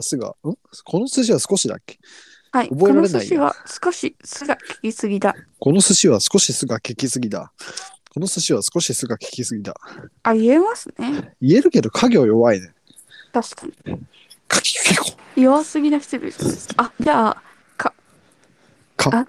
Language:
Japanese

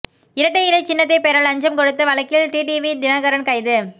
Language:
Tamil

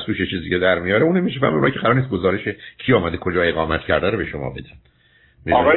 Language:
Persian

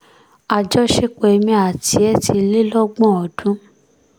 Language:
Yoruba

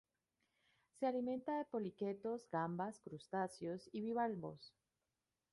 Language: Spanish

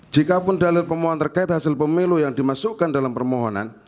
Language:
Indonesian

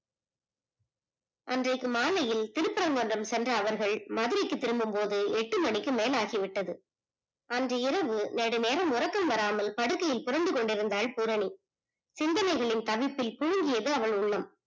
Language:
Tamil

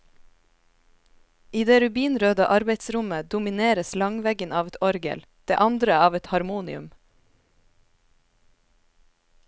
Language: Norwegian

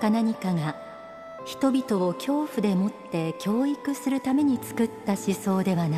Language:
Japanese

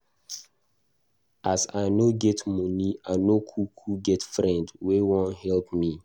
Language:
Nigerian Pidgin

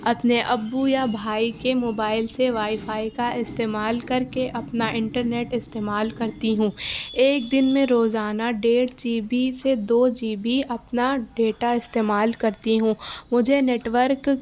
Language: Urdu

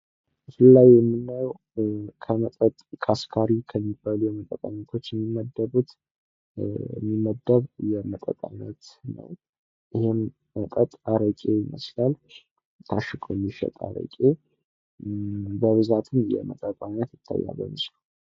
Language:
Amharic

